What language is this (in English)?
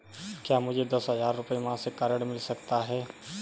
Hindi